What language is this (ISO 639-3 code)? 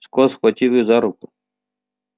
rus